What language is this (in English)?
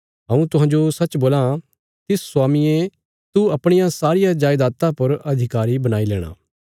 Bilaspuri